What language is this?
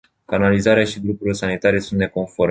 Romanian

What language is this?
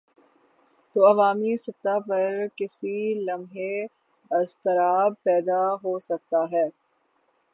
Urdu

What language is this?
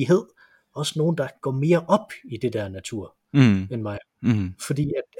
Danish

